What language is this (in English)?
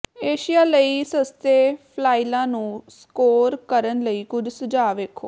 Punjabi